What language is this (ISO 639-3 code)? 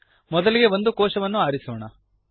kan